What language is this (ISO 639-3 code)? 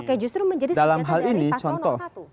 ind